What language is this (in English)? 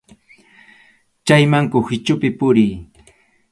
Arequipa-La Unión Quechua